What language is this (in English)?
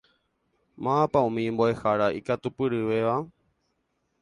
Guarani